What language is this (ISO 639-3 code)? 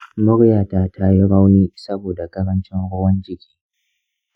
hau